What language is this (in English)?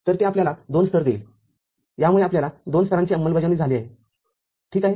Marathi